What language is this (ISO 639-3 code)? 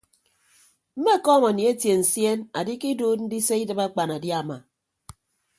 ibb